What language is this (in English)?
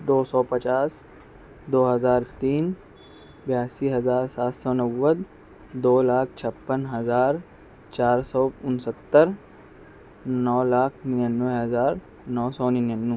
Urdu